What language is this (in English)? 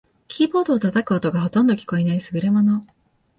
Japanese